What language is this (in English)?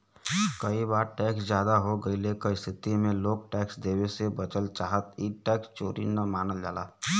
Bhojpuri